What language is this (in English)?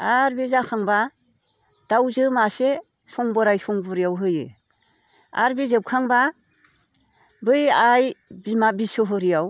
Bodo